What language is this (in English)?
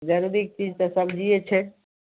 Maithili